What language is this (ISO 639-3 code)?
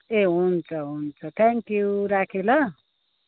nep